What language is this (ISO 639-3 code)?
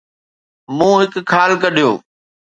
snd